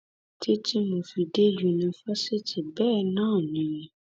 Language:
Yoruba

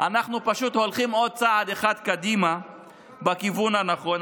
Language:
Hebrew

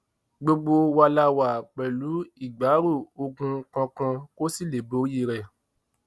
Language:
Yoruba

